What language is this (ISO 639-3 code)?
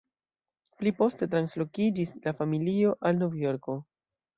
epo